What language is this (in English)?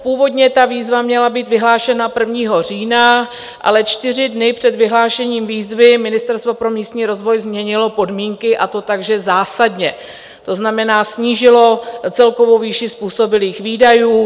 Czech